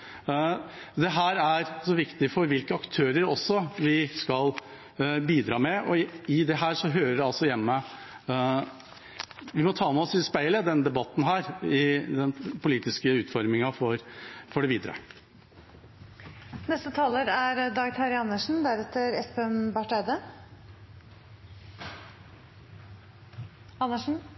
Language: Norwegian Bokmål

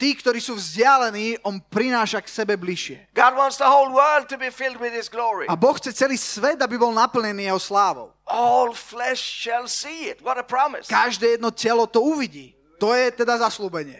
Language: Slovak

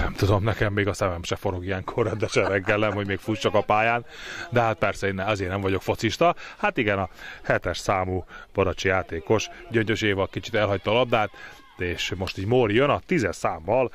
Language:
Hungarian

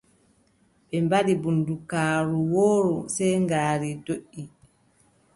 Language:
Adamawa Fulfulde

